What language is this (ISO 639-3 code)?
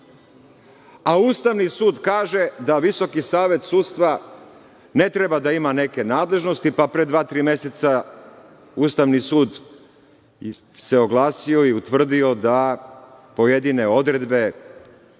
srp